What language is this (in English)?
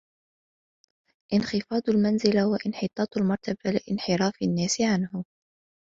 Arabic